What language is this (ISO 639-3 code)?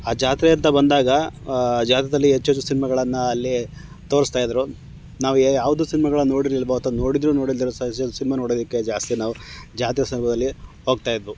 kan